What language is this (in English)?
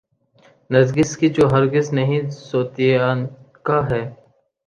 Urdu